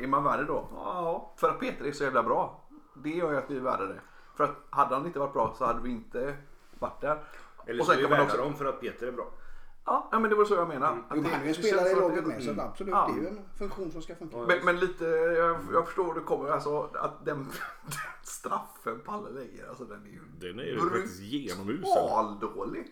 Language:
Swedish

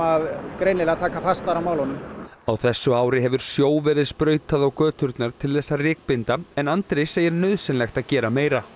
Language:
Icelandic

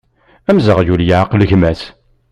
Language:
Kabyle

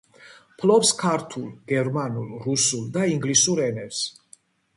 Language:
Georgian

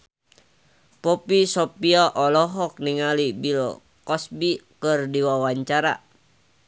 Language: Sundanese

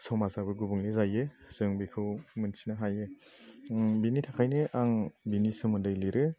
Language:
Bodo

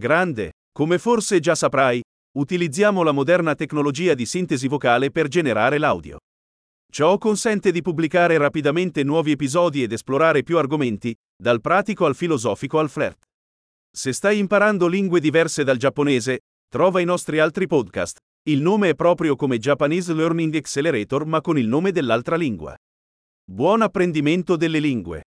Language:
Italian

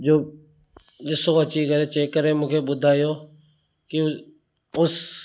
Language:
Sindhi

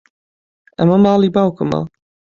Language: Central Kurdish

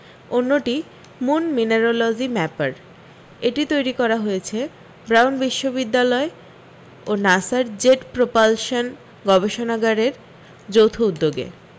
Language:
Bangla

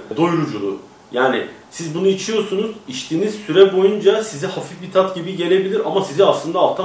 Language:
Turkish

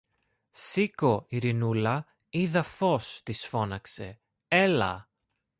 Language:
Greek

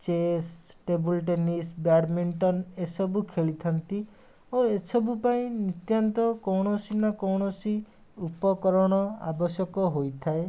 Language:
Odia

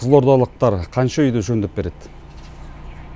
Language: Kazakh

